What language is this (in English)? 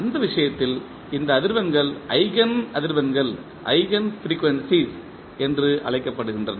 Tamil